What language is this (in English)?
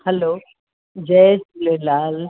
Sindhi